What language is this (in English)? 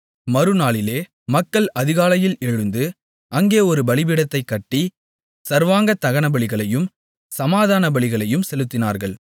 Tamil